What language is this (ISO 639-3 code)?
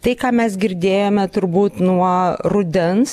lit